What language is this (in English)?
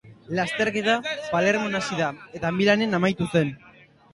Basque